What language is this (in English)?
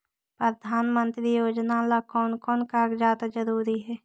Magahi